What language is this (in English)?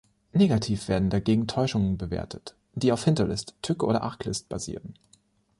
German